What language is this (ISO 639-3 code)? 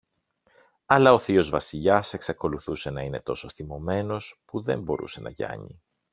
ell